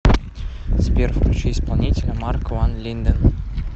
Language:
Russian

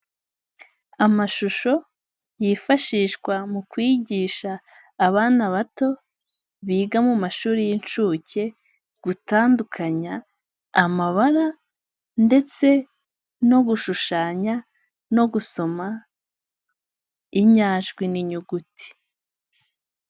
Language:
Kinyarwanda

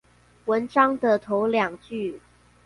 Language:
Chinese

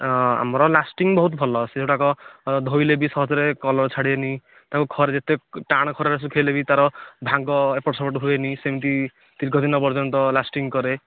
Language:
Odia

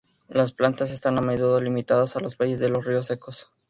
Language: Spanish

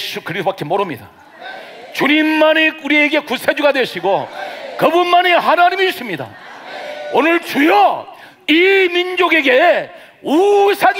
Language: Korean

